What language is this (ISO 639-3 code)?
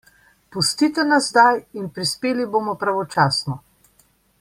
slv